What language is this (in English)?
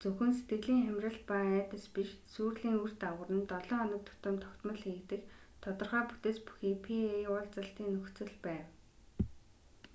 Mongolian